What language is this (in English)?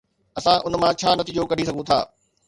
Sindhi